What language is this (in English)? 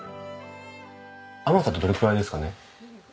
Japanese